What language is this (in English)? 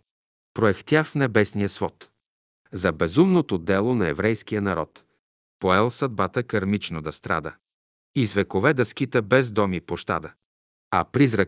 Bulgarian